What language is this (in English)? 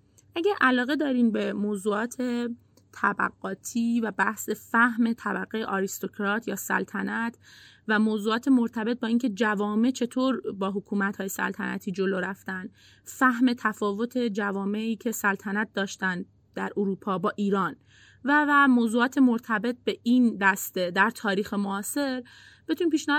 Persian